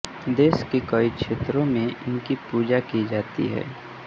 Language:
Hindi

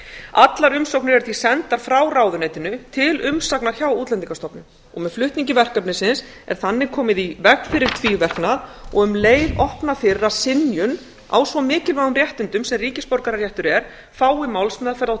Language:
Icelandic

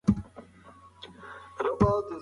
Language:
Pashto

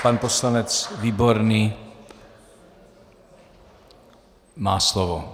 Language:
Czech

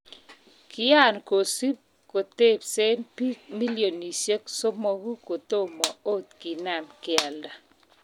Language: Kalenjin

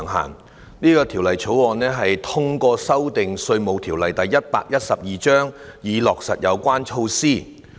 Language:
Cantonese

